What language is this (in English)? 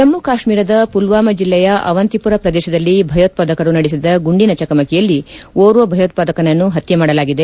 Kannada